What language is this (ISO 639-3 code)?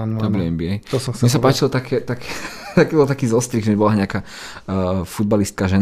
slk